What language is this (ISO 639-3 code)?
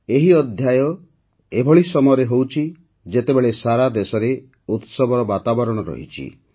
ori